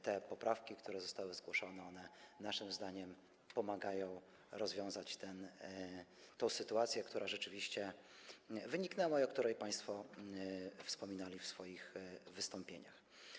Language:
Polish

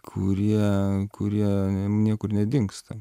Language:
Lithuanian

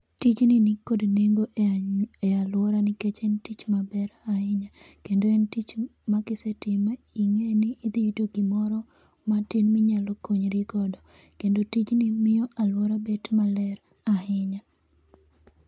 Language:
Luo (Kenya and Tanzania)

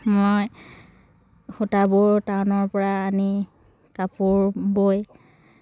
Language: Assamese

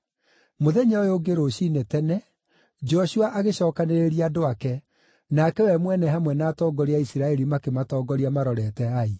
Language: Kikuyu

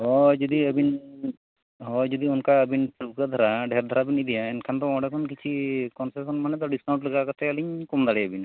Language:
Santali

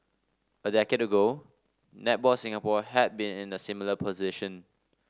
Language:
English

